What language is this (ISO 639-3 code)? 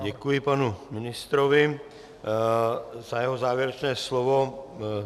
ces